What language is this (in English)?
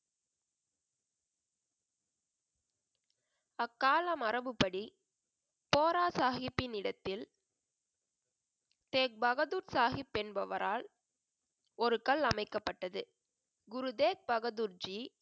Tamil